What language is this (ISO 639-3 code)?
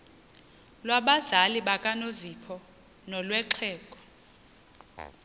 xho